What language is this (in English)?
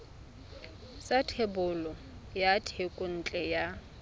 Tswana